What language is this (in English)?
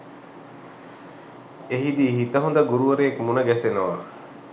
Sinhala